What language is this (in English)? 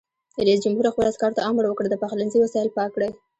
Pashto